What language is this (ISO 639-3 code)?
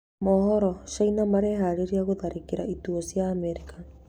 kik